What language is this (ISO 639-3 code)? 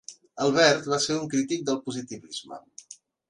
cat